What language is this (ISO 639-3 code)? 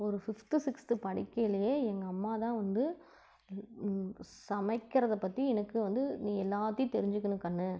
tam